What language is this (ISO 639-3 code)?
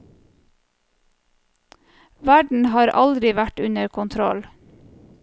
nor